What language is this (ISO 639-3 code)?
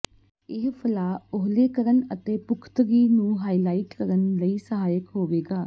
pan